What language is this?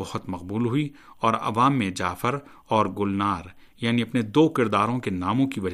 Urdu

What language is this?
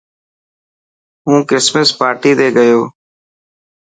Dhatki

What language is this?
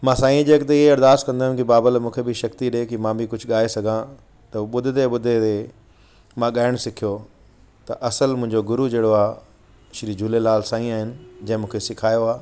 Sindhi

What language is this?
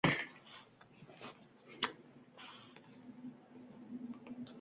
Uzbek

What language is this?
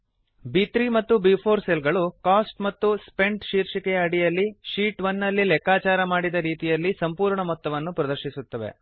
Kannada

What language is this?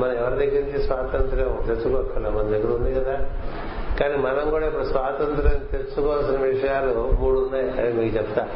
Telugu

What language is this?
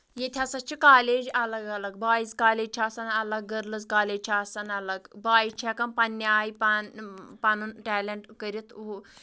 Kashmiri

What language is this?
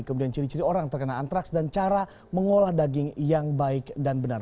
Indonesian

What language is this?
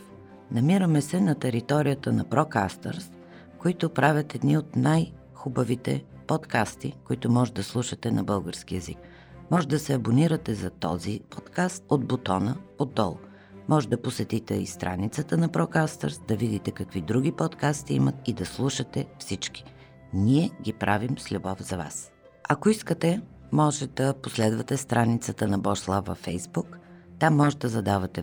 Bulgarian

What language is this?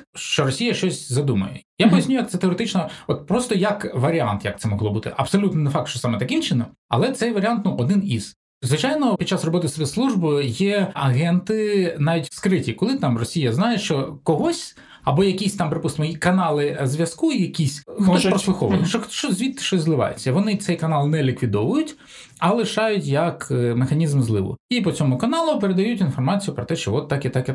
Ukrainian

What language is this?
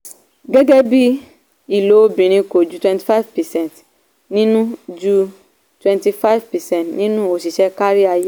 Yoruba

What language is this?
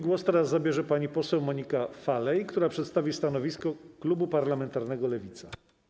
Polish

